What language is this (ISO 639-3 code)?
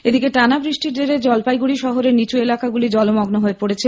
ben